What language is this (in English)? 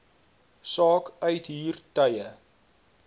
Afrikaans